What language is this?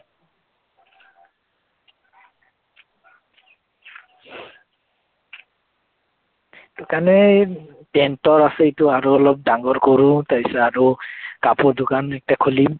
Assamese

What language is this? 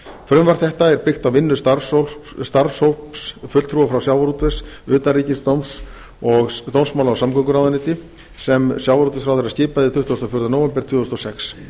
Icelandic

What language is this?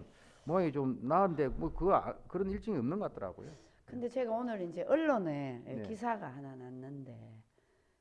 Korean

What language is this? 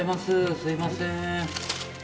Japanese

